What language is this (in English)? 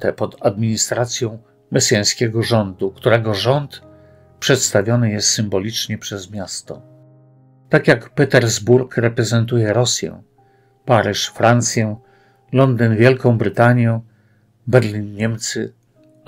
Polish